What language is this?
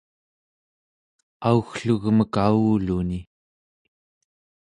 Central Yupik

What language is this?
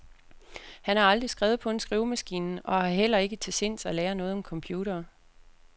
Danish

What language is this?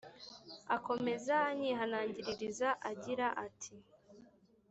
Kinyarwanda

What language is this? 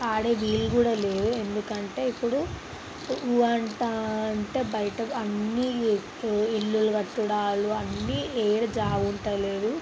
Telugu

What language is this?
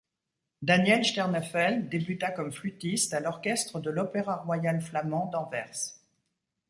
French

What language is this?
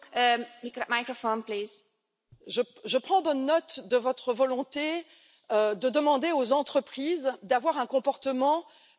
French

